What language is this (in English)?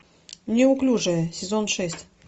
Russian